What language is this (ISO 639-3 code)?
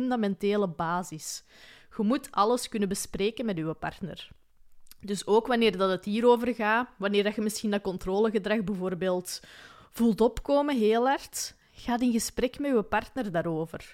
nld